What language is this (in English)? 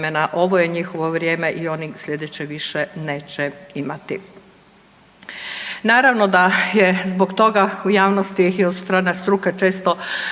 Croatian